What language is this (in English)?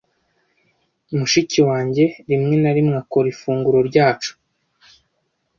Kinyarwanda